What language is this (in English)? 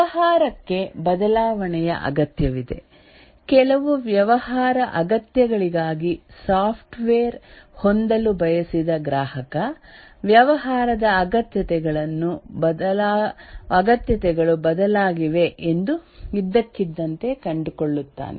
Kannada